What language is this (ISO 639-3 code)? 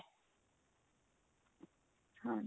pan